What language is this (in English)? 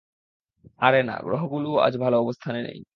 Bangla